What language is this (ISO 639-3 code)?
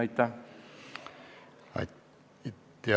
est